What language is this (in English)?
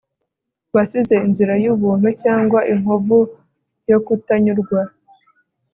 Kinyarwanda